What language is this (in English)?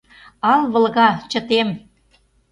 Mari